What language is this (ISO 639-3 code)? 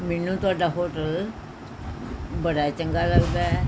pan